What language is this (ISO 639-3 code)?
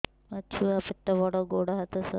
ori